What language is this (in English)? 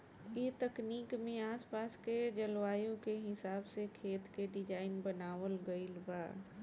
Bhojpuri